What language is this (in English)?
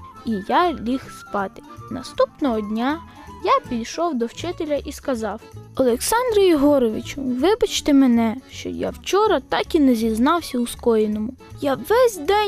Ukrainian